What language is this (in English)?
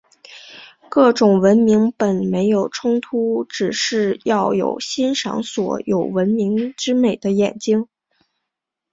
Chinese